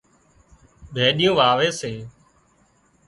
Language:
Wadiyara Koli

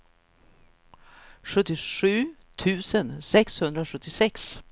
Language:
Swedish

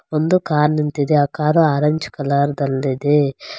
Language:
Kannada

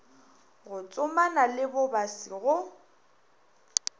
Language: Northern Sotho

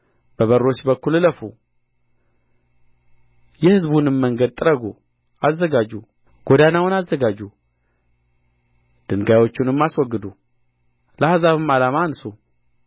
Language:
Amharic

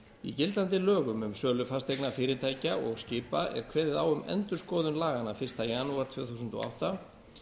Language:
Icelandic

